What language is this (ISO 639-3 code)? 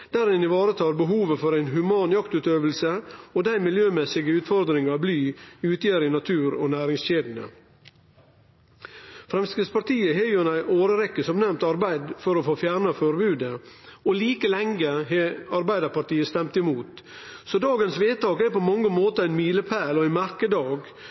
nno